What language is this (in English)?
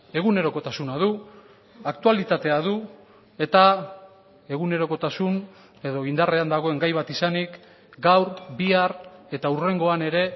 Basque